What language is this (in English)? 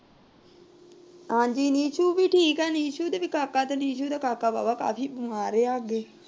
Punjabi